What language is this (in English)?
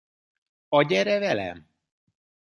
Hungarian